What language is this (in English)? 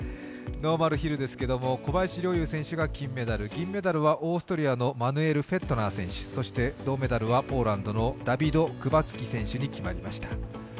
Japanese